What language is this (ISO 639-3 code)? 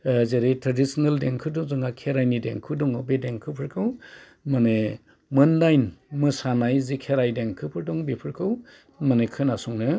brx